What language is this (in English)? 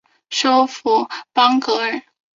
Chinese